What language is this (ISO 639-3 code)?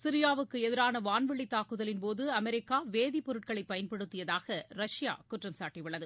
tam